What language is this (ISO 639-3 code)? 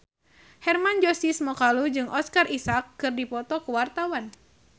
sun